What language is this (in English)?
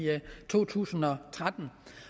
Danish